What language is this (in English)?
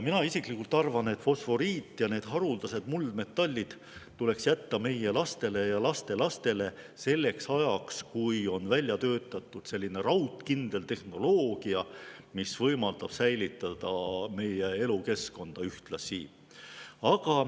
Estonian